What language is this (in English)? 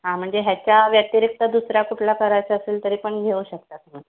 Marathi